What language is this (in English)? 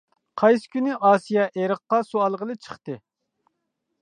Uyghur